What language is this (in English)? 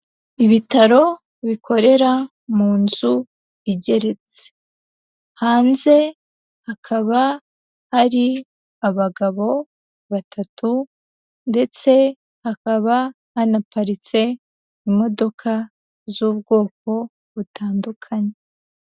Kinyarwanda